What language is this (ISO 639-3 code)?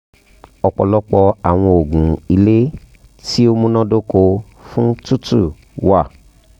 yor